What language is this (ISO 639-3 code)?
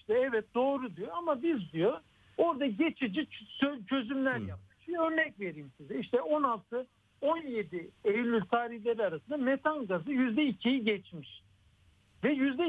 tur